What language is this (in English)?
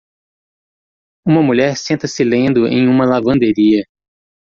Portuguese